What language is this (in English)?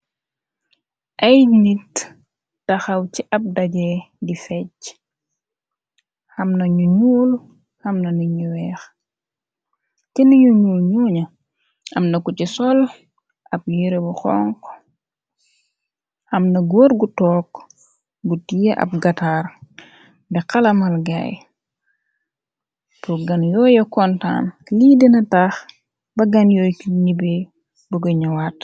Wolof